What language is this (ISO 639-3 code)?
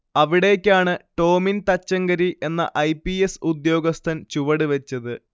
mal